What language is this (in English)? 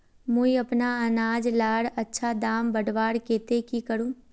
Magahi